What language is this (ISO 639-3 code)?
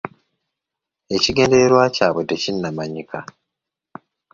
lug